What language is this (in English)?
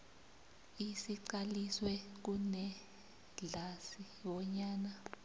South Ndebele